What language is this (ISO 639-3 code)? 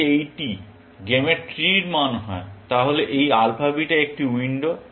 ben